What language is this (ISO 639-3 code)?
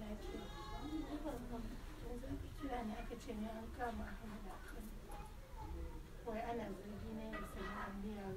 ara